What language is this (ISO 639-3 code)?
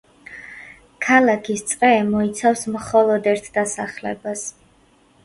kat